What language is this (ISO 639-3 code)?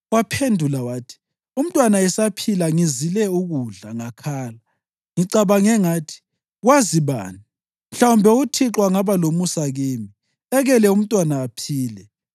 nde